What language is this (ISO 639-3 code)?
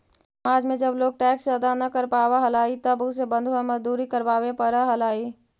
mag